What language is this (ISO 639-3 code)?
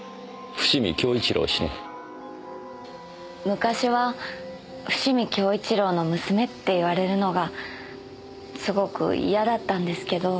jpn